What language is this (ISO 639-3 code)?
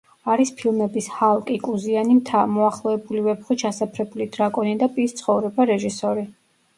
kat